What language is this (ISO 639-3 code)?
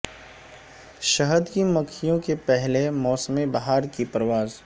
urd